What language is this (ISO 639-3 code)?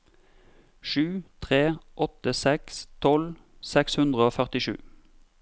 nor